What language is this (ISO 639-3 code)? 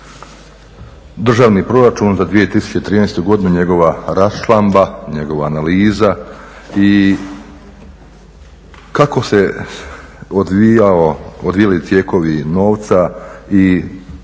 hrv